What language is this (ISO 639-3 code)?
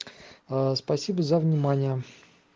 rus